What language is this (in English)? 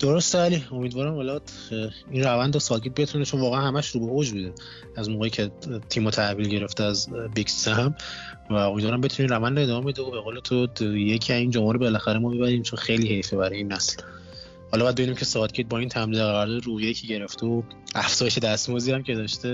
Persian